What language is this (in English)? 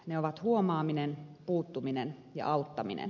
Finnish